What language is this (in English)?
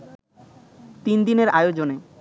Bangla